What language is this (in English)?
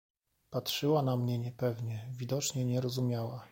Polish